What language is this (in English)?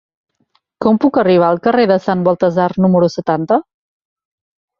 Catalan